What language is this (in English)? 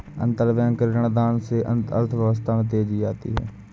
Hindi